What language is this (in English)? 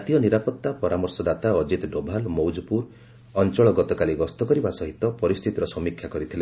Odia